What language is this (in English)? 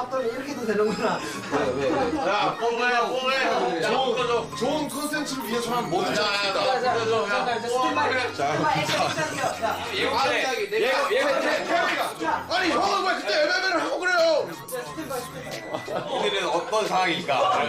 Korean